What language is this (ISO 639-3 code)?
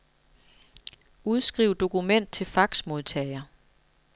dan